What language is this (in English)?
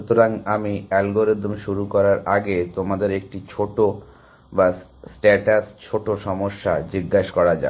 Bangla